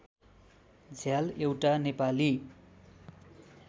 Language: Nepali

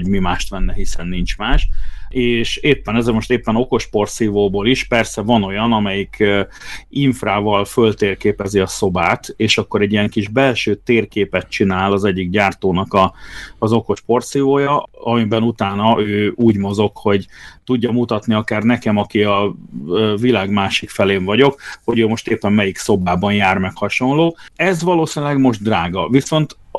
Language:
Hungarian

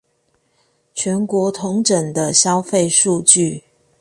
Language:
Chinese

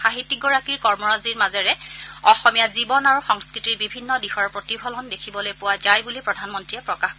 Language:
Assamese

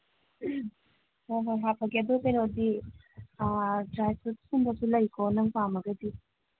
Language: Manipuri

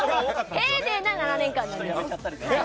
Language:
Japanese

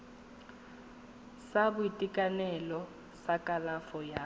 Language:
Tswana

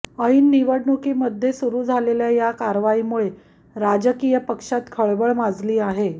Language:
Marathi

